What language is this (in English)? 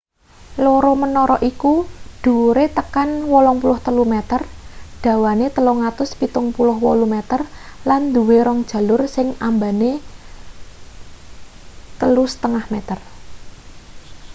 Javanese